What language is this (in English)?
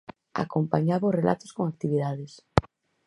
Galician